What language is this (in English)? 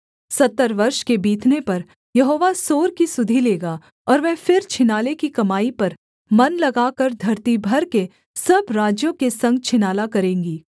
Hindi